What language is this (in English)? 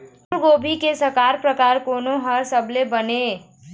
Chhattisgarhi